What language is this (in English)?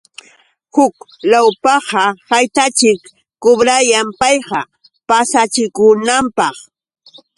Yauyos Quechua